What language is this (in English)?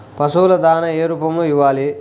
Telugu